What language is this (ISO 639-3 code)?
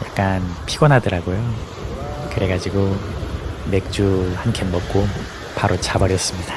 kor